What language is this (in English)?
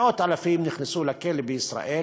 Hebrew